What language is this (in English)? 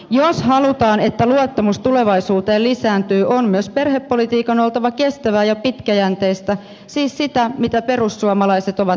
Finnish